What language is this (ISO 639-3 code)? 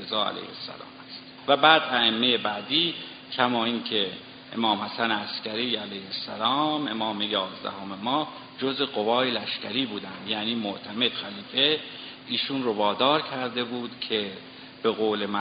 fas